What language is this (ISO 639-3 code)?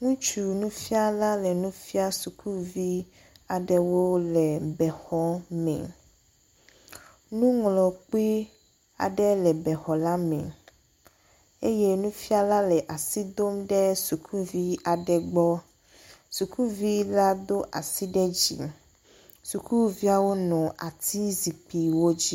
ewe